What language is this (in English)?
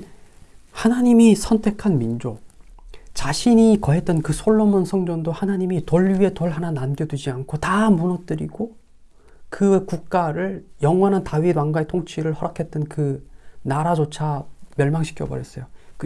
Korean